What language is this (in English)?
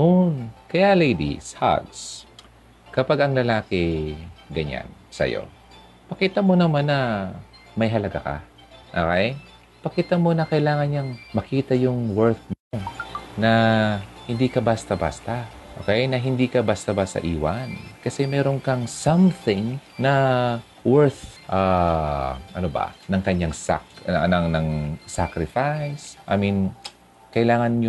Filipino